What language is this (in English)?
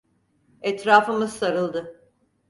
Turkish